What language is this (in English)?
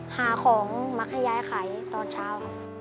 Thai